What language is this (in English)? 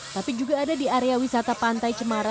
Indonesian